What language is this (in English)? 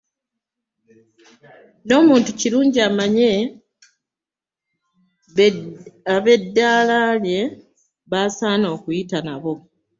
Ganda